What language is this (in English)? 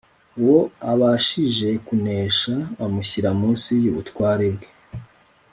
Kinyarwanda